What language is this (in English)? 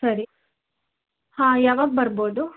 Kannada